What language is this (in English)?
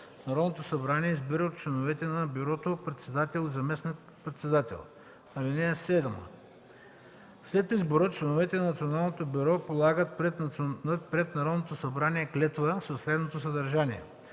Bulgarian